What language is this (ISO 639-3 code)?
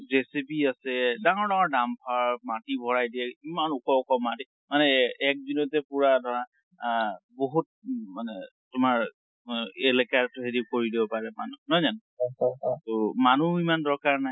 asm